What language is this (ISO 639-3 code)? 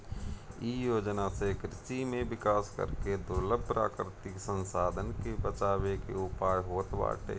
bho